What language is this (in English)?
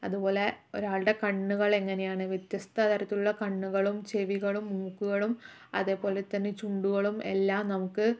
Malayalam